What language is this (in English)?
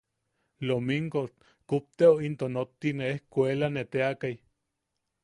Yaqui